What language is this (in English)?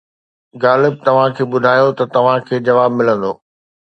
Sindhi